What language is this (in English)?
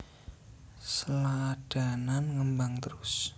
Javanese